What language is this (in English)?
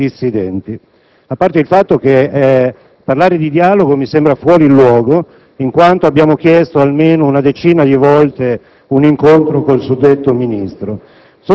Italian